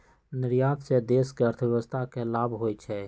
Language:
Magahi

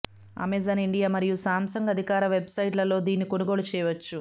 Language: Telugu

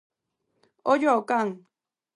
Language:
Galician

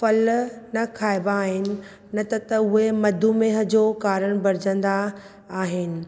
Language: Sindhi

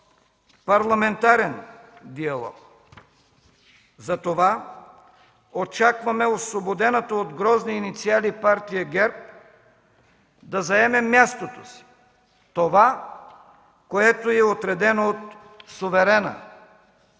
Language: Bulgarian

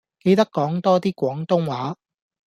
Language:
Cantonese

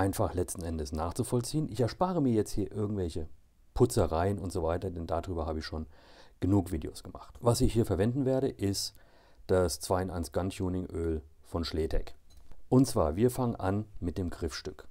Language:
German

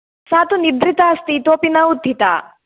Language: Sanskrit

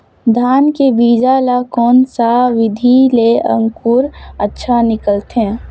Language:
Chhattisgarhi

